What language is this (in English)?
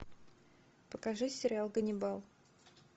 Russian